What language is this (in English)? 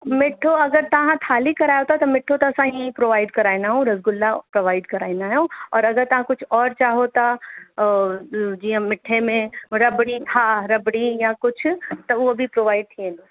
Sindhi